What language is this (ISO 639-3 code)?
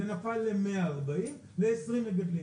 heb